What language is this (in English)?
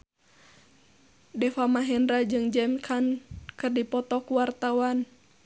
Sundanese